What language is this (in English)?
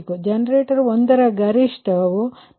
Kannada